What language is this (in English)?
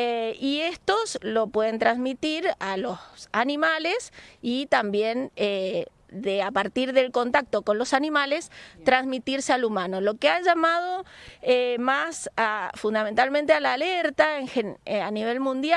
Spanish